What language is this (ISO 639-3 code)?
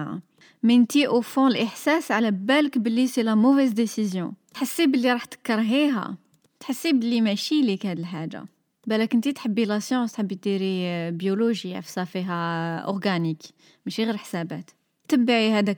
ara